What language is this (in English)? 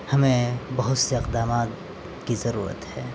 Urdu